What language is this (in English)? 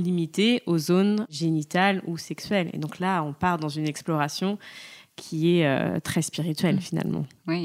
French